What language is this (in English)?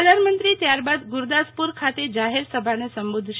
Gujarati